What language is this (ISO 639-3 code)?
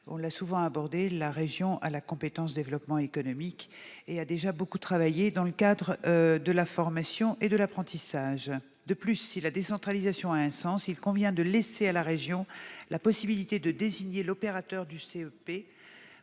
fra